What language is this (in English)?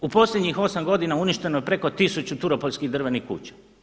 Croatian